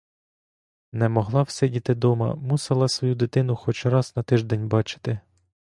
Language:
Ukrainian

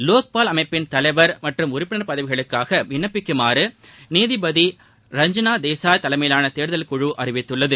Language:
Tamil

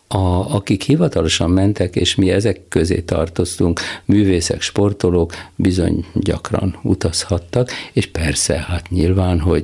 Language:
Hungarian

